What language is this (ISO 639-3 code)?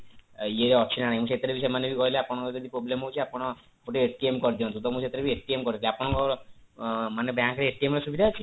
ori